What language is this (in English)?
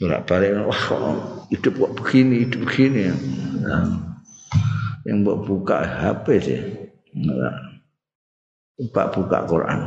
Indonesian